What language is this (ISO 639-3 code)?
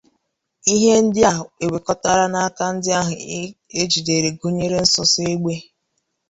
ibo